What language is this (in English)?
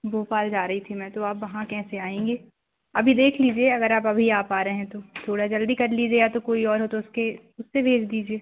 Hindi